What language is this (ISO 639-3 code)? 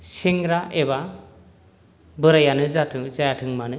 brx